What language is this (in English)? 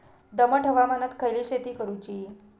Marathi